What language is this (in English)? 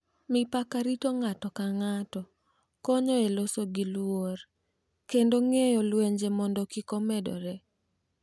Luo (Kenya and Tanzania)